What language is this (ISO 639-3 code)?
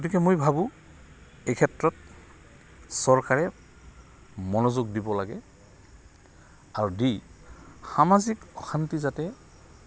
asm